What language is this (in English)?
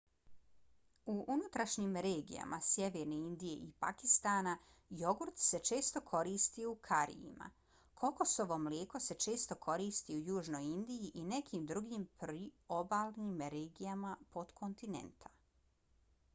Bosnian